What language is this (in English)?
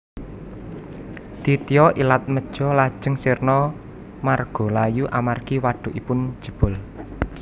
Javanese